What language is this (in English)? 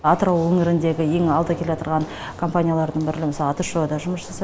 Kazakh